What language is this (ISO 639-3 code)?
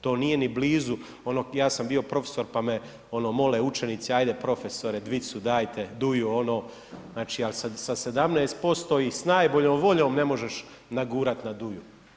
hrv